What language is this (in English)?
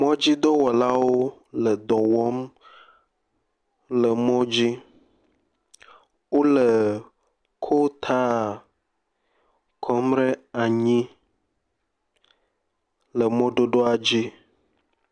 Ewe